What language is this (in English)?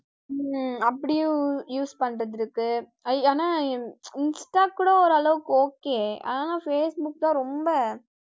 Tamil